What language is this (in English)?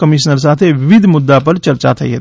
Gujarati